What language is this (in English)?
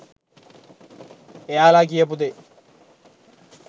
Sinhala